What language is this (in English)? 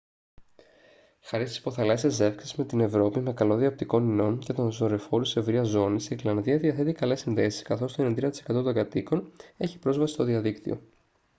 Greek